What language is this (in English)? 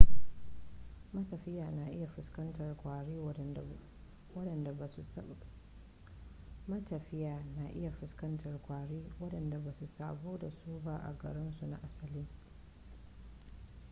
Hausa